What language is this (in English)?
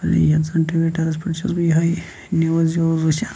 Kashmiri